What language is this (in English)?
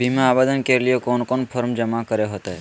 Magahi